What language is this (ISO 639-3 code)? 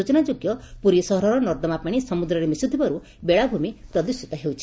ori